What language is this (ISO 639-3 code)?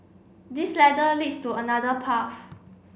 eng